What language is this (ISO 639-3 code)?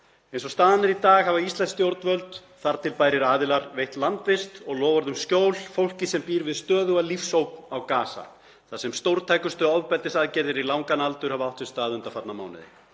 isl